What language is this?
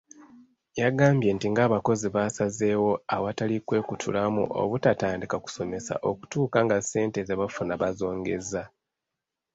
Ganda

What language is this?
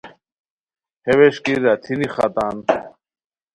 Khowar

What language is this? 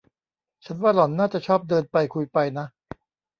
Thai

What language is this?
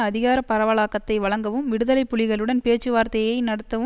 Tamil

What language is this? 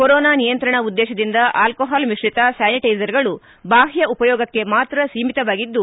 Kannada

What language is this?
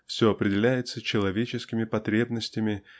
Russian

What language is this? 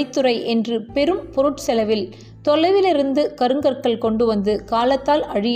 Tamil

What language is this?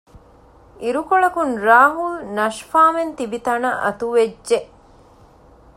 Divehi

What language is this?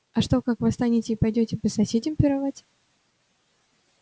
Russian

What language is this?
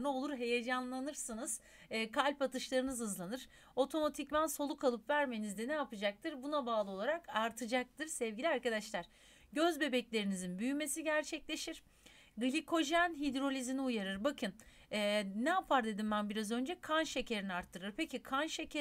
Turkish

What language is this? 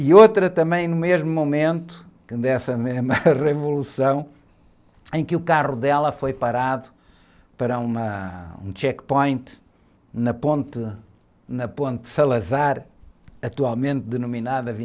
Portuguese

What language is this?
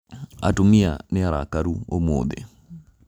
Kikuyu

